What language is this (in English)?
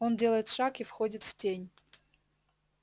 Russian